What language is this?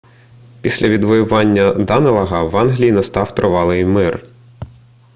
Ukrainian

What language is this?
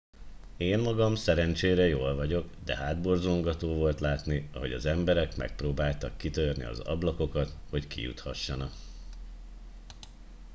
Hungarian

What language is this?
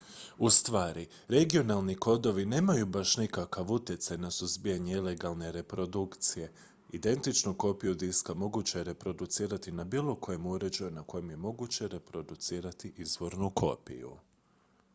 Croatian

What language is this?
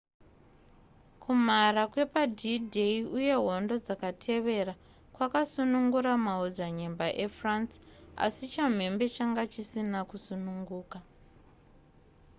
Shona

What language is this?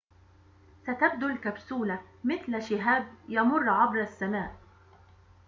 Arabic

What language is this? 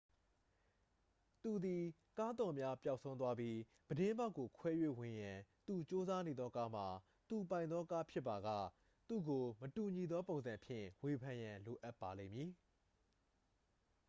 Burmese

